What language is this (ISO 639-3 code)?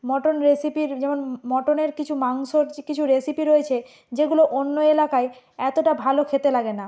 ben